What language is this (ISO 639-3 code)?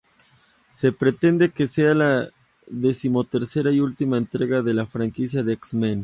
spa